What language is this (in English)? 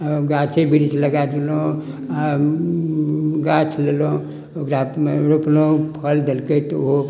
Maithili